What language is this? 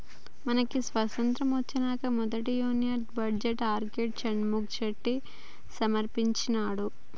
Telugu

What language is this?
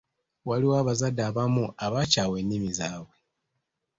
Ganda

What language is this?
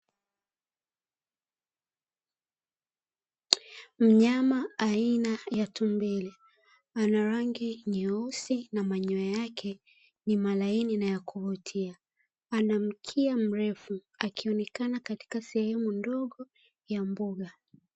Swahili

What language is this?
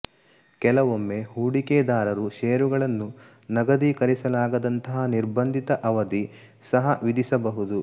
Kannada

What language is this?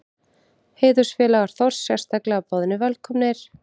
Icelandic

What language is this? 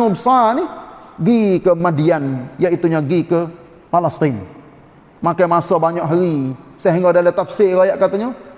Malay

